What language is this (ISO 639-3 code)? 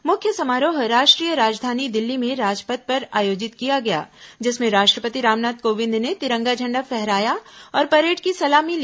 hin